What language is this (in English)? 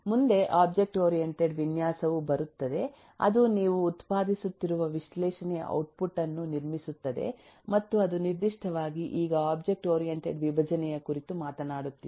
Kannada